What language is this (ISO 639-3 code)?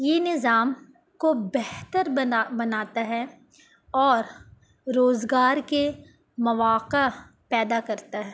urd